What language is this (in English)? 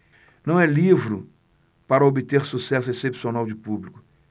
Portuguese